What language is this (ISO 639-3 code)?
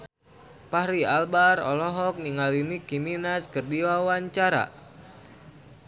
sun